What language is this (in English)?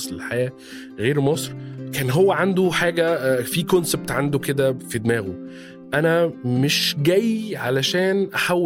Arabic